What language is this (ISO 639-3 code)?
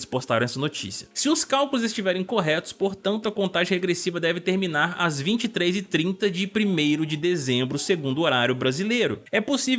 por